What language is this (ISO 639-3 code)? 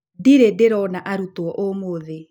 kik